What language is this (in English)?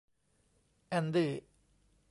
Thai